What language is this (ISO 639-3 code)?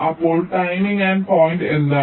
mal